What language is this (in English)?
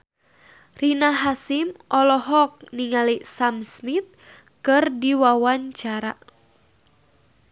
Sundanese